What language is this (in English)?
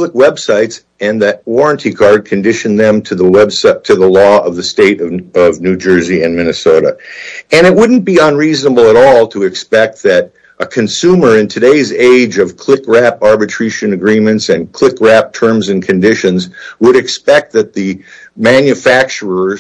English